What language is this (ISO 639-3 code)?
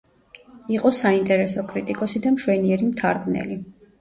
kat